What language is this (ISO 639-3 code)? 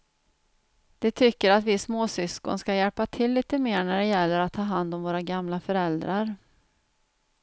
swe